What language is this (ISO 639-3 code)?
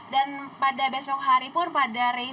ind